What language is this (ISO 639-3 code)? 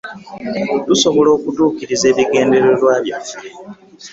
lug